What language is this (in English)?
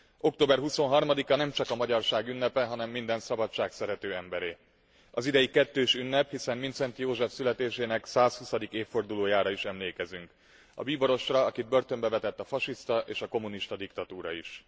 Hungarian